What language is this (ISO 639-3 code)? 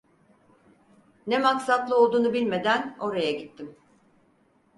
tur